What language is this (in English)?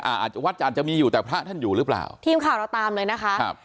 Thai